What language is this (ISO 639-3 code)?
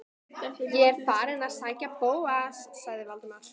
isl